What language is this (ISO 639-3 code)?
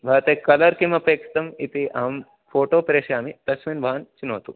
san